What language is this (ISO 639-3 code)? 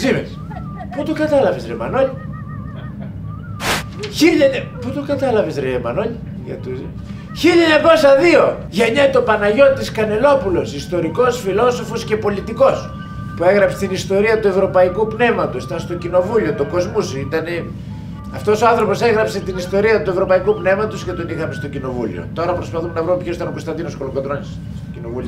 ell